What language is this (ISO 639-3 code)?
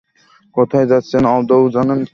ben